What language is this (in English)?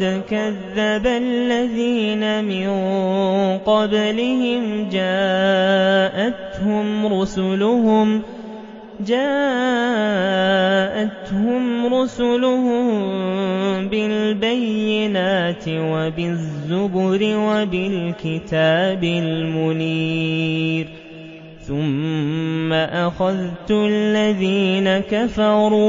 Arabic